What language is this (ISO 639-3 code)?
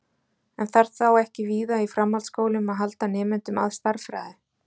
isl